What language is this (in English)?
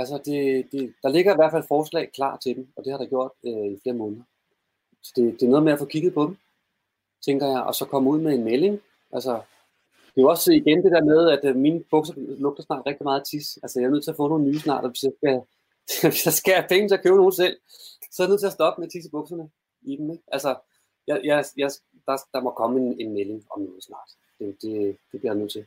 Danish